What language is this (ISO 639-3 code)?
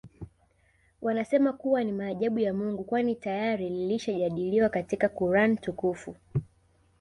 swa